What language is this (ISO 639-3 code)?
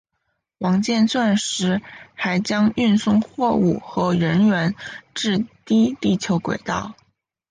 zho